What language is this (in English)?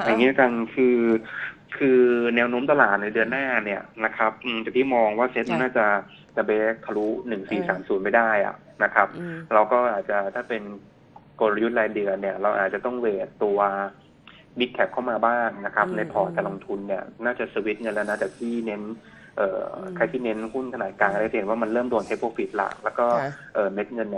Thai